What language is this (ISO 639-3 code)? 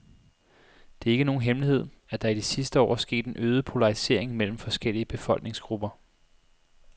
dan